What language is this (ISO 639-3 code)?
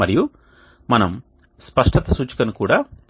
tel